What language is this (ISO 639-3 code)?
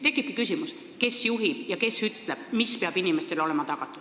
est